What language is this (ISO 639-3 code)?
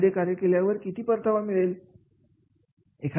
mar